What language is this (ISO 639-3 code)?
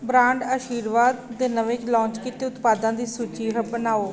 pan